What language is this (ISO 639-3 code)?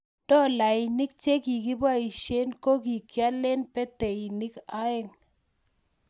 kln